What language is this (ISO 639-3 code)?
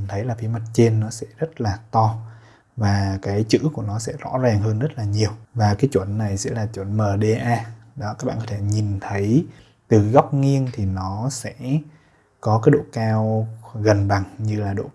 vie